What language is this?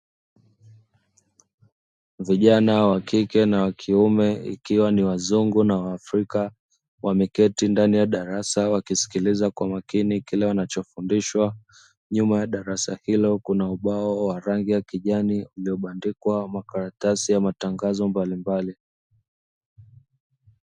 Swahili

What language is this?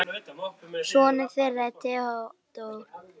Icelandic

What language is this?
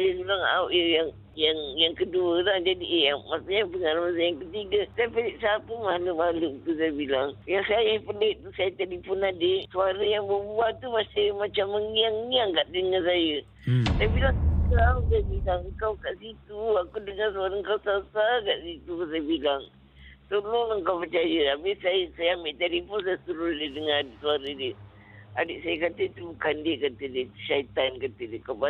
Malay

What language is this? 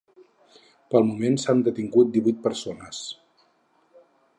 Catalan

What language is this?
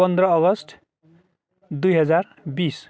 Nepali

